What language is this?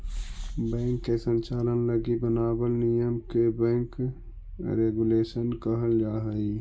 Magahi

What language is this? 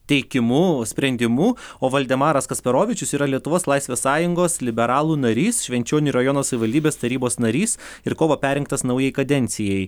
Lithuanian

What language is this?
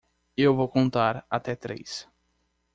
Portuguese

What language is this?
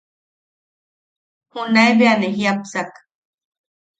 Yaqui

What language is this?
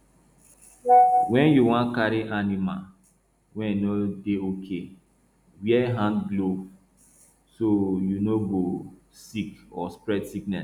Nigerian Pidgin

